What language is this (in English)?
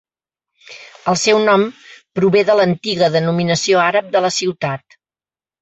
Catalan